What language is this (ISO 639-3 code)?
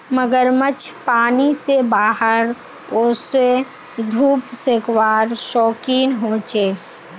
mag